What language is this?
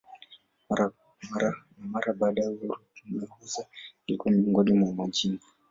Swahili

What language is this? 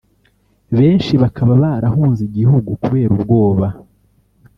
Kinyarwanda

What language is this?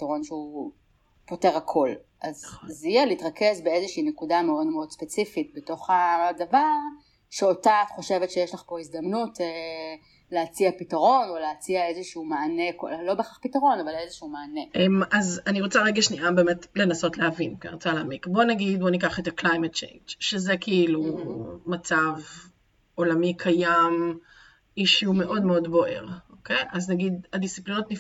Hebrew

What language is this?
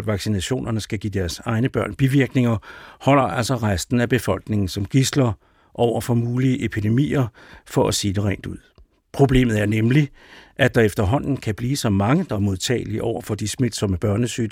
Danish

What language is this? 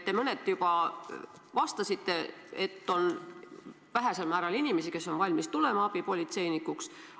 Estonian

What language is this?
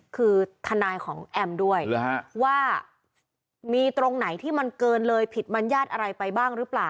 Thai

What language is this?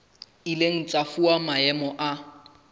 Southern Sotho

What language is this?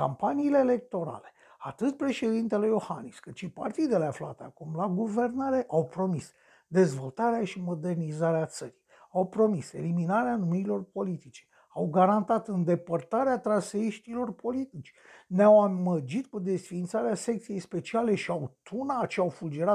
Romanian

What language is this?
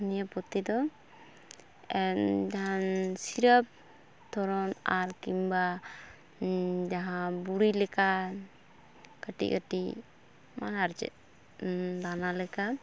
Santali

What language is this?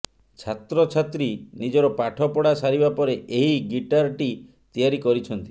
Odia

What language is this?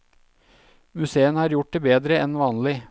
Norwegian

